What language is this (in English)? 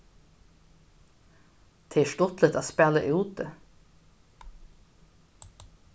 Faroese